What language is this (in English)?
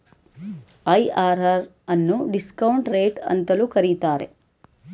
Kannada